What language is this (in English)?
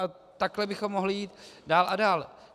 Czech